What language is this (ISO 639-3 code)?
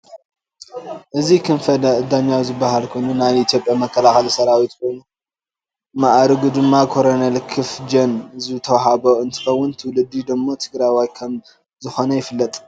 tir